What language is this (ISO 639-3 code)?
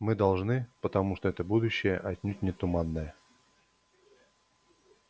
rus